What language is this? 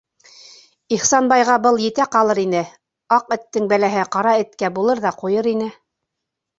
Bashkir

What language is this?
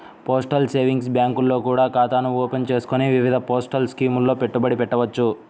Telugu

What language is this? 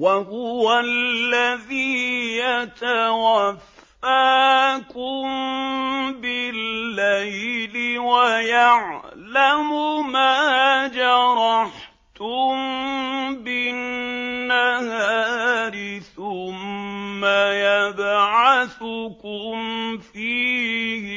Arabic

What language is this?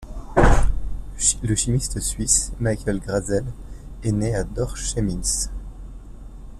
French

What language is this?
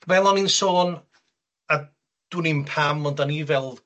Welsh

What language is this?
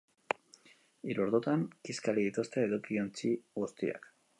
Basque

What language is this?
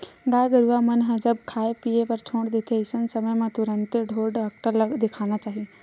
Chhattisgarhi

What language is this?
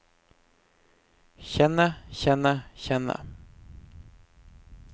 Norwegian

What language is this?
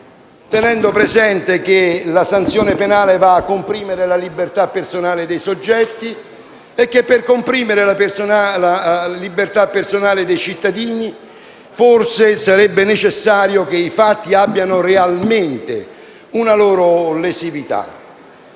Italian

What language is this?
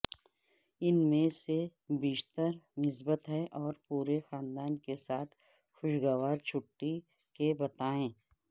Urdu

